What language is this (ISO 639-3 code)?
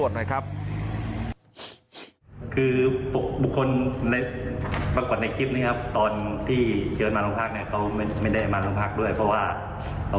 tha